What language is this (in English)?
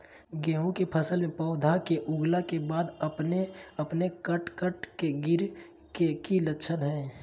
Magahi